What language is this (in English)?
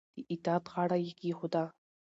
Pashto